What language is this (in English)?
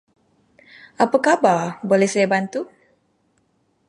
Malay